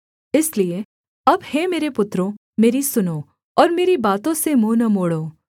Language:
Hindi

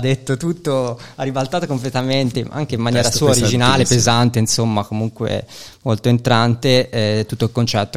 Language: Italian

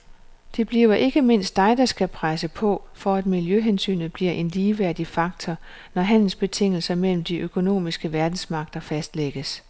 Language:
Danish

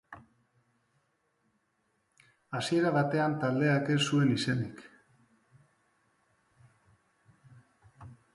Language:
Basque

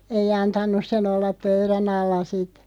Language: Finnish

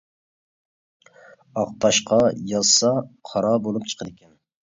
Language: Uyghur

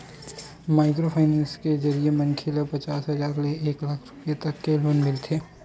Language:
Chhattisgarhi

